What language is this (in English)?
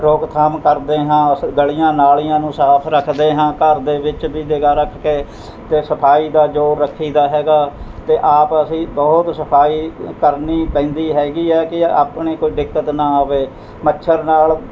Punjabi